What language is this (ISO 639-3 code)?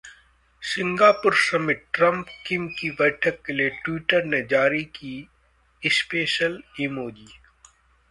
hin